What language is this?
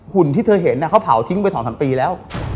Thai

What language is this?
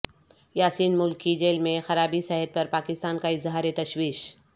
Urdu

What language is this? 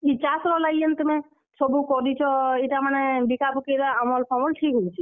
Odia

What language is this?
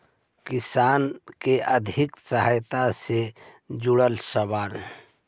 Magahi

